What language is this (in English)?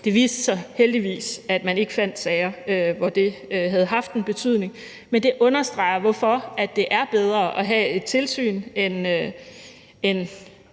Danish